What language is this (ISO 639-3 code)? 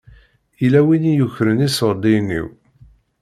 kab